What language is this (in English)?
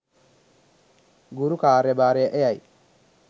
Sinhala